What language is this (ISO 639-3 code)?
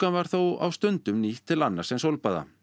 isl